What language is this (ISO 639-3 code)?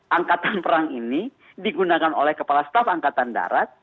ind